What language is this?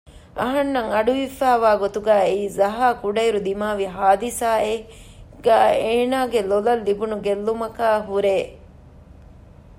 Divehi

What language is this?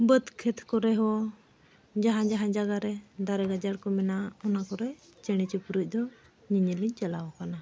Santali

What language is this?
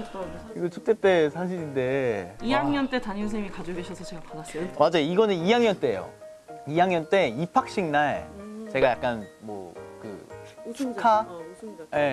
Korean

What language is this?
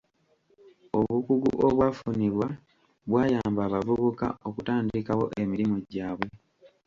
Ganda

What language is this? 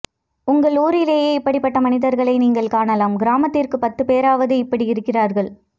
Tamil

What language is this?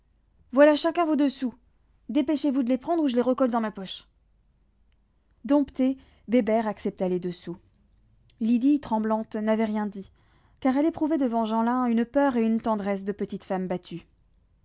French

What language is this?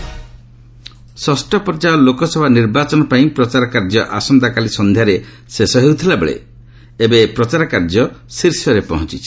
Odia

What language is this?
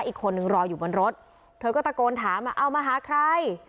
Thai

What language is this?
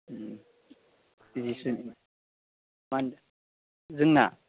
Bodo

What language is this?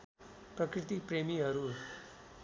Nepali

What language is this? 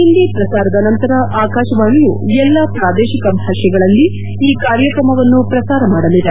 Kannada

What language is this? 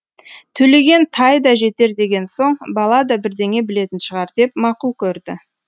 Kazakh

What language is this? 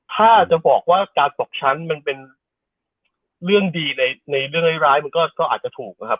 Thai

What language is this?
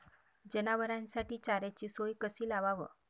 Marathi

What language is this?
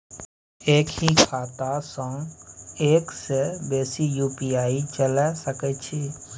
Maithili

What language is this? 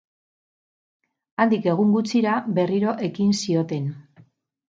Basque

